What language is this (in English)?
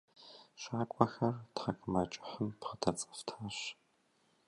Kabardian